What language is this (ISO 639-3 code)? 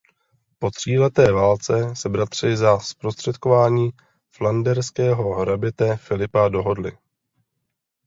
ces